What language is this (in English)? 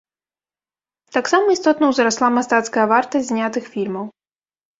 Belarusian